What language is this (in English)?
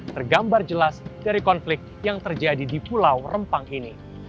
Indonesian